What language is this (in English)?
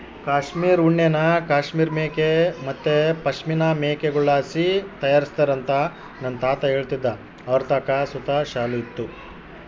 Kannada